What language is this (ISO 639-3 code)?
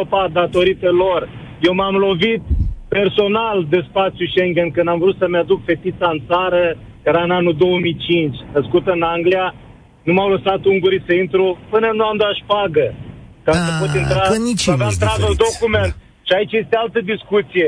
ron